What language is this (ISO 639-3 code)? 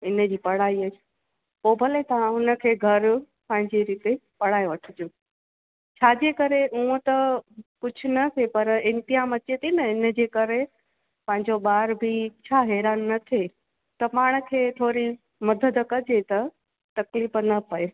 snd